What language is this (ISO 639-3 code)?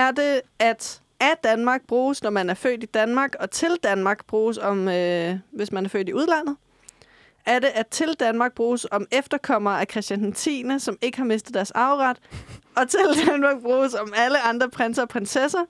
dan